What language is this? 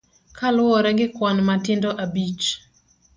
Luo (Kenya and Tanzania)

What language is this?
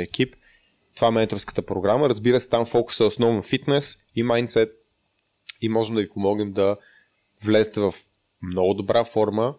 Bulgarian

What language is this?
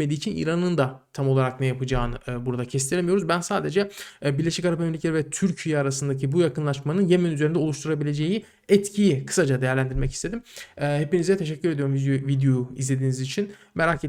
Turkish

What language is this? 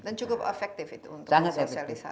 Indonesian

